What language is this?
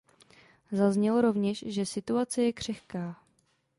Czech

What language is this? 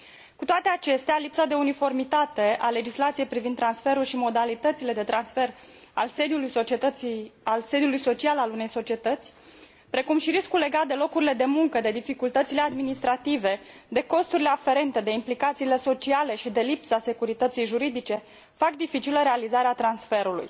Romanian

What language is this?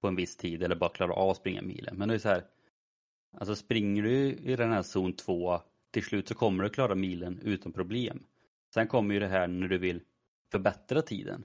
Swedish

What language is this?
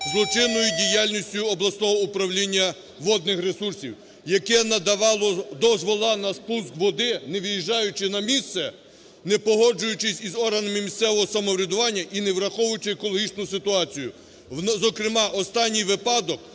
Ukrainian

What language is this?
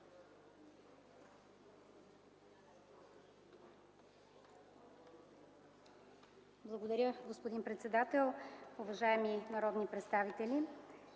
Bulgarian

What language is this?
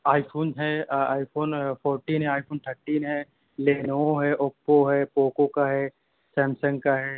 Urdu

